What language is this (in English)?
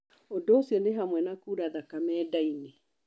Kikuyu